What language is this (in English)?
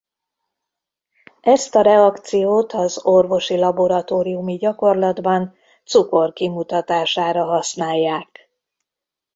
Hungarian